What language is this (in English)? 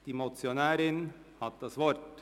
Swiss German